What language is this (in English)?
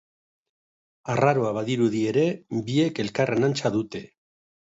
Basque